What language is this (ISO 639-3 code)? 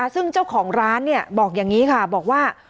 tha